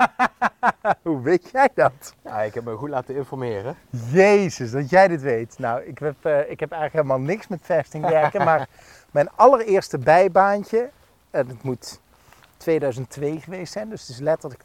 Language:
Dutch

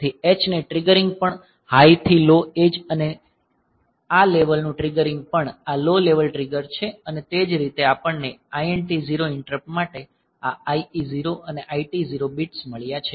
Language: Gujarati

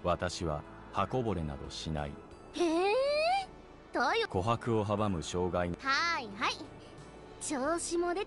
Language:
Japanese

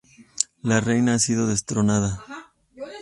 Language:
Spanish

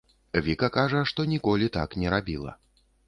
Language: Belarusian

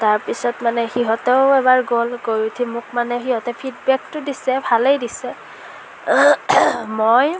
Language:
Assamese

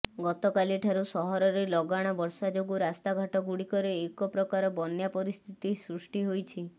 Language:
Odia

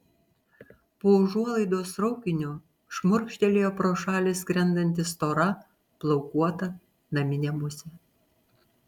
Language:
Lithuanian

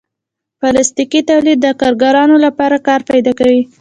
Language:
Pashto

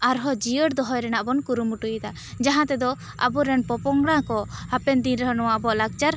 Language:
Santali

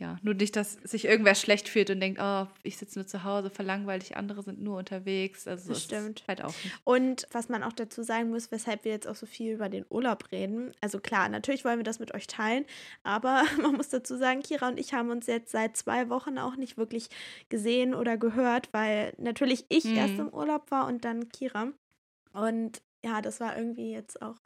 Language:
German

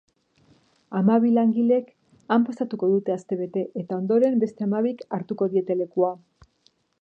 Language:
Basque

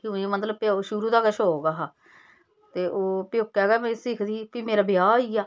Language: Dogri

